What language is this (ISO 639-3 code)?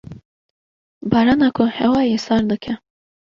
kur